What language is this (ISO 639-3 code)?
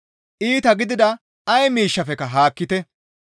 gmv